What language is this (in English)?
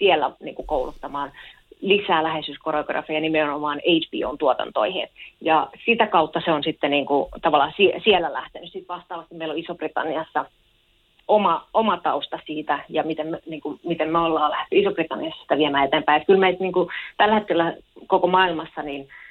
Finnish